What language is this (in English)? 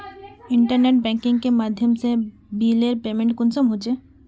Magahi